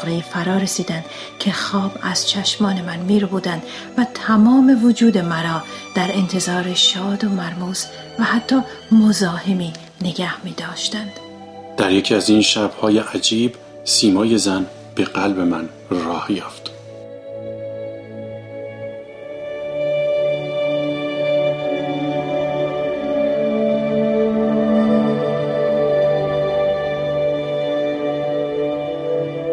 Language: Persian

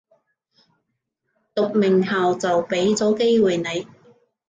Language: Cantonese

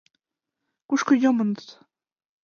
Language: Mari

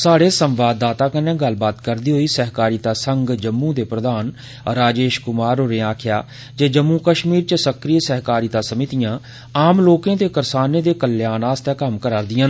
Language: Dogri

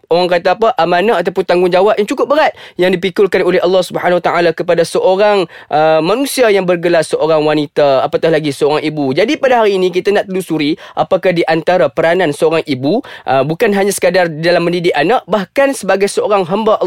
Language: Malay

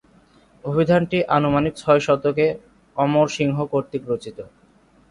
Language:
Bangla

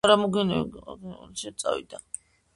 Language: Georgian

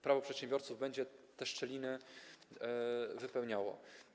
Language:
Polish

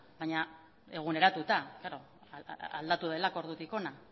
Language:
Basque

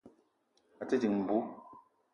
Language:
Eton (Cameroon)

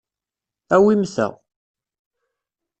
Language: Kabyle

